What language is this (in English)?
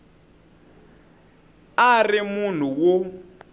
Tsonga